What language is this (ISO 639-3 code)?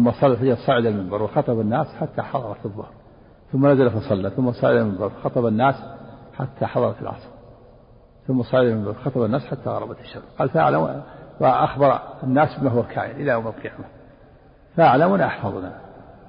ara